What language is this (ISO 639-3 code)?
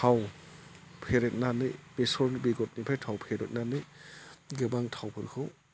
brx